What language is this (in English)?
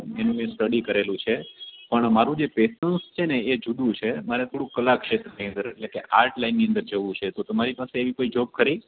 Gujarati